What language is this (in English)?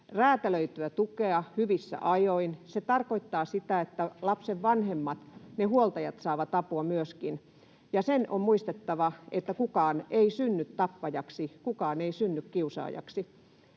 Finnish